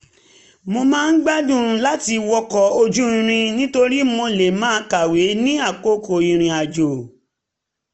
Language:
Yoruba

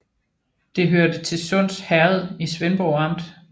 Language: Danish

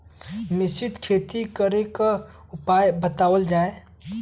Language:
Bhojpuri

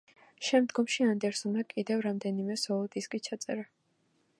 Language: Georgian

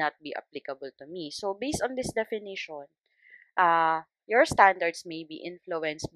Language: Filipino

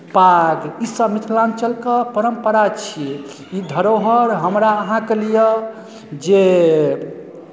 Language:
Maithili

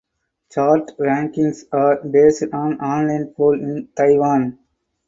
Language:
English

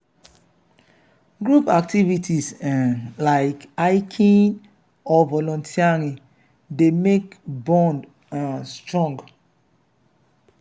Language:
Nigerian Pidgin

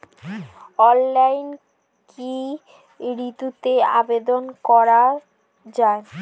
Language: Bangla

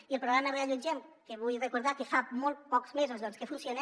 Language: Catalan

